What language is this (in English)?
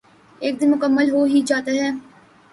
Urdu